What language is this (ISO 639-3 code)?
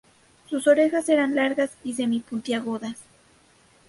spa